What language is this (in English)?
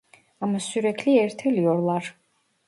Turkish